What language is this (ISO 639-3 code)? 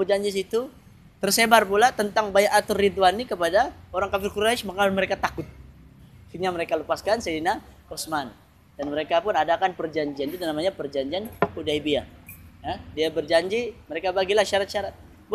msa